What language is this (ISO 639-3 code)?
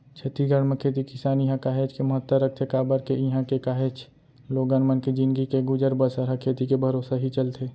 hne